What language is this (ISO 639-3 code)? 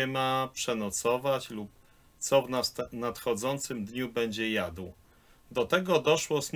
pol